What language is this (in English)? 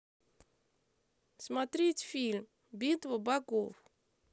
Russian